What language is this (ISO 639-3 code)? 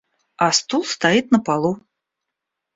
rus